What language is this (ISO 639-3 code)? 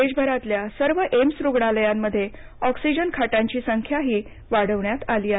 mar